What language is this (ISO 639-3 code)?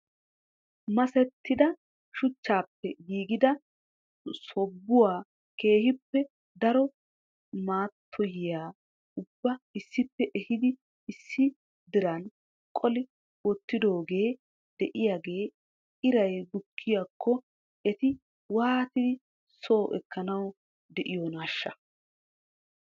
wal